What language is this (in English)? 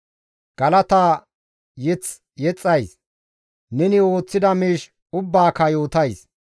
Gamo